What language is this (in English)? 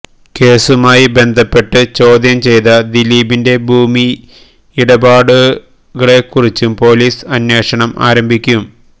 Malayalam